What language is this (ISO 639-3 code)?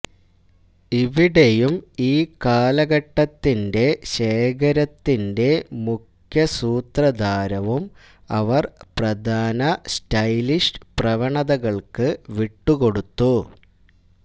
mal